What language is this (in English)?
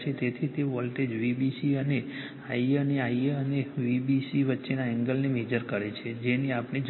Gujarati